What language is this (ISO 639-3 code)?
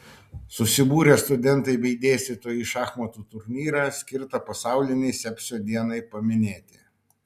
lit